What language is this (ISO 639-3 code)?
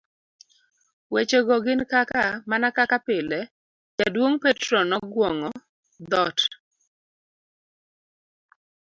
luo